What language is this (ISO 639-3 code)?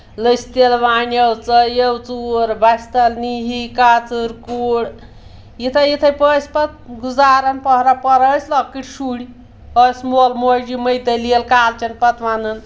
kas